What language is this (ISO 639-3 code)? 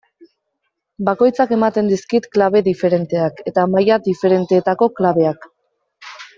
eus